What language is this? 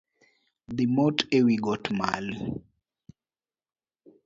Luo (Kenya and Tanzania)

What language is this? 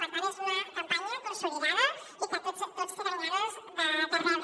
Catalan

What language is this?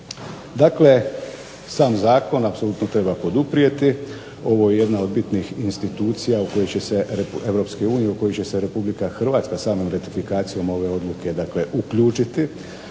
Croatian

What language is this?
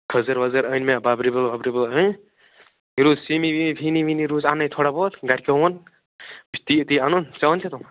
Kashmiri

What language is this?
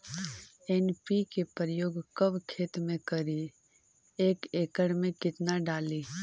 Magahi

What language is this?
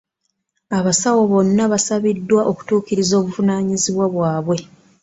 Ganda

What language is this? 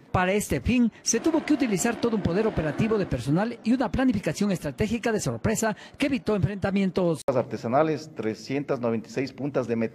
Spanish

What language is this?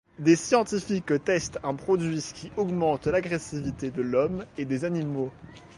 French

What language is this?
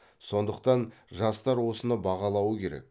Kazakh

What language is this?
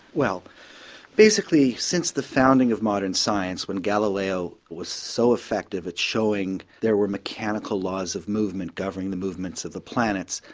English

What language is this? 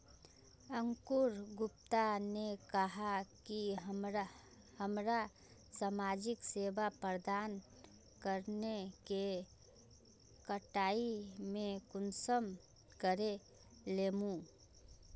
Magahi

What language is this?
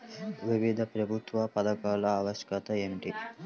Telugu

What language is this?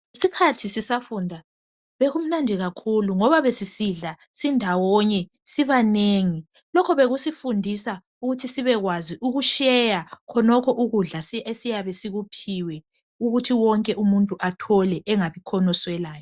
North Ndebele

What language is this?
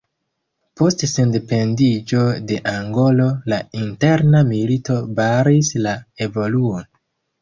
Esperanto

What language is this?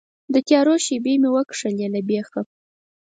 Pashto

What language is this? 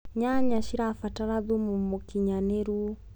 Kikuyu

